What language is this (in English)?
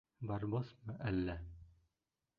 Bashkir